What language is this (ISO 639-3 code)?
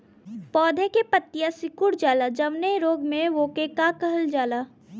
bho